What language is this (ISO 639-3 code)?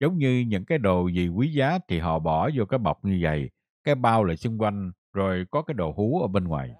vie